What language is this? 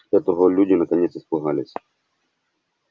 Russian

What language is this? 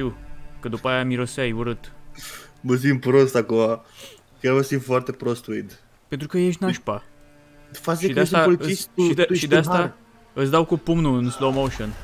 Romanian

